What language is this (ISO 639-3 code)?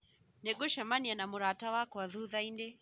kik